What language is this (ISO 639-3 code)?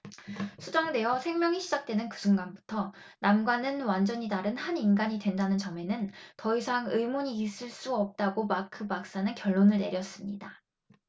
kor